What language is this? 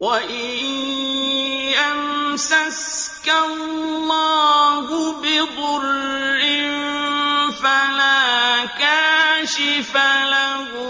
Arabic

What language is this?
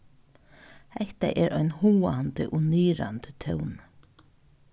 Faroese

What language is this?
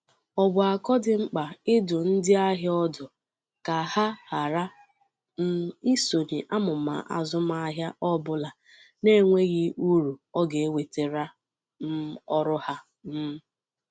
Igbo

